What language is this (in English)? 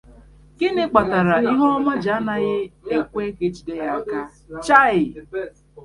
Igbo